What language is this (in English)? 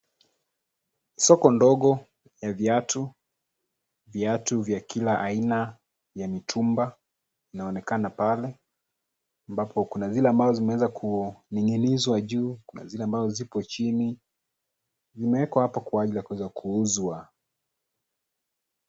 Swahili